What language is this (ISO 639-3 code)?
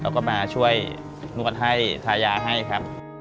tha